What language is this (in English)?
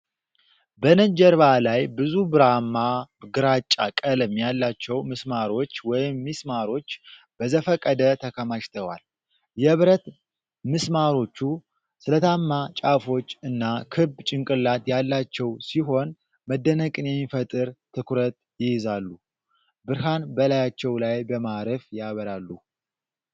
Amharic